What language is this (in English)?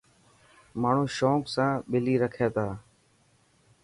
Dhatki